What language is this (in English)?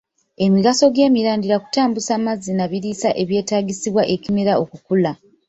Ganda